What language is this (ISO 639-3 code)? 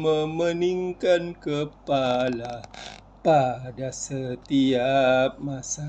msa